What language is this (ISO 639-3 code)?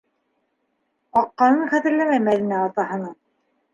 bak